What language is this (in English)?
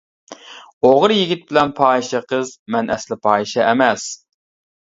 Uyghur